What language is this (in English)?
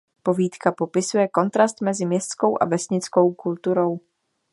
Czech